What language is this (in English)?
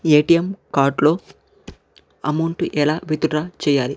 Telugu